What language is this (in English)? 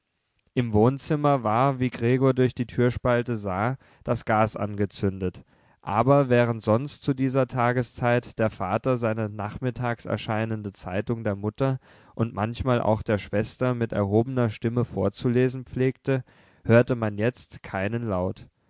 German